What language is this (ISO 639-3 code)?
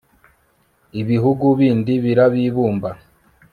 kin